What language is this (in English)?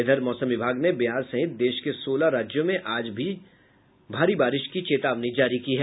Hindi